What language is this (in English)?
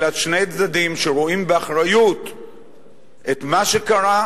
Hebrew